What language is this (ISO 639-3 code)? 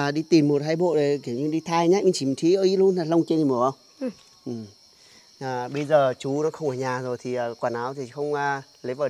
vie